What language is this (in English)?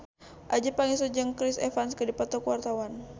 Sundanese